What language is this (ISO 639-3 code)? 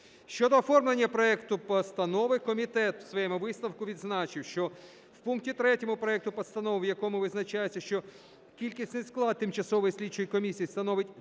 ukr